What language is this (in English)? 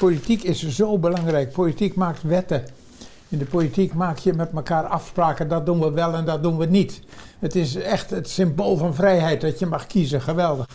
Dutch